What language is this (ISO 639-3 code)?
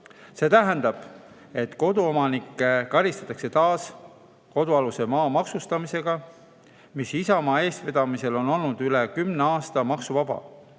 est